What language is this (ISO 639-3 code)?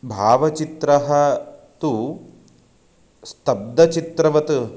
san